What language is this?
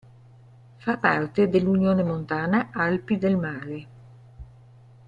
Italian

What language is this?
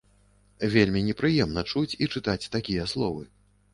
Belarusian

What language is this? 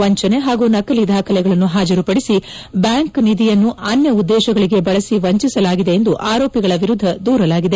Kannada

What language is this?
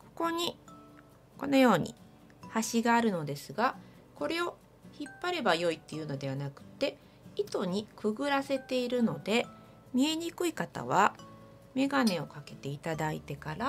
Japanese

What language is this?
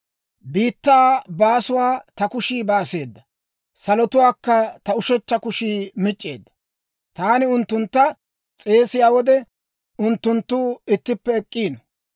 Dawro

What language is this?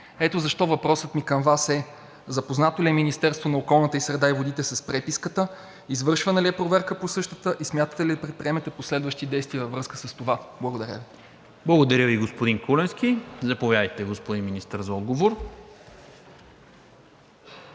Bulgarian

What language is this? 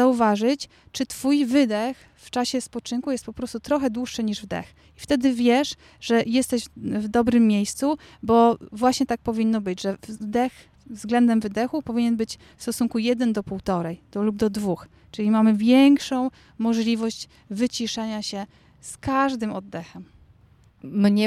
Polish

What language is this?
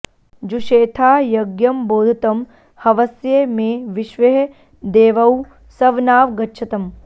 Sanskrit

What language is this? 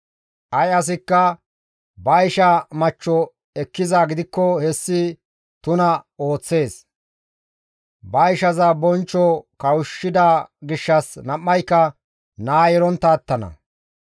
Gamo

